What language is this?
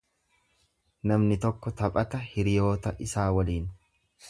Oromo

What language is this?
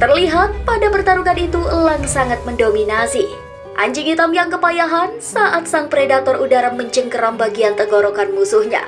Indonesian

